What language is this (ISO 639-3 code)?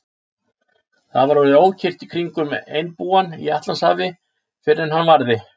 isl